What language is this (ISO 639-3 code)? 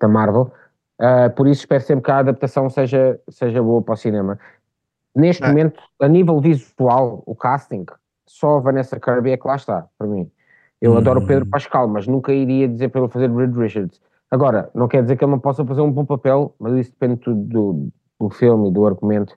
por